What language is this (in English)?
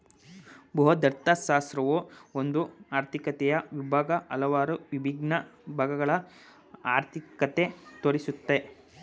Kannada